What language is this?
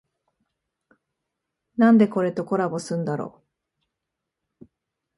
Japanese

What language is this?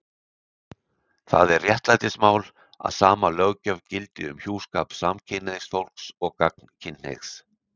Icelandic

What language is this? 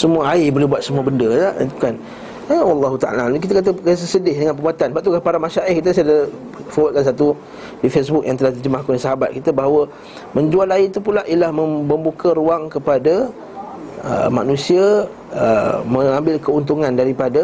Malay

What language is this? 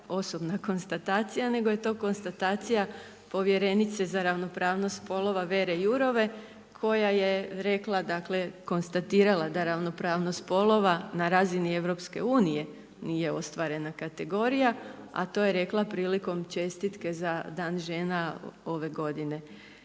Croatian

